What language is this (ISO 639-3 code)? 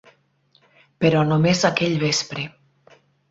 cat